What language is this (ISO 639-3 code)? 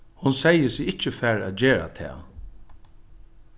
fao